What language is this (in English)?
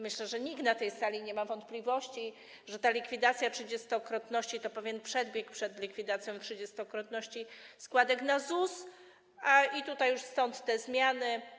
Polish